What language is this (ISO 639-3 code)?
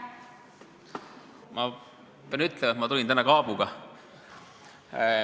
est